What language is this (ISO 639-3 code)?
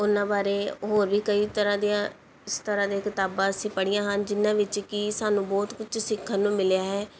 pan